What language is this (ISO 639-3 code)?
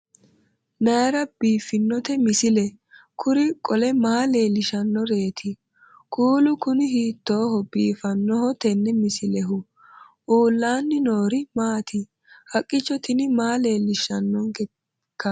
sid